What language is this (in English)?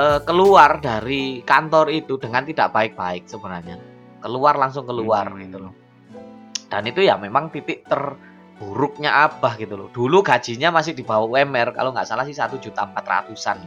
Indonesian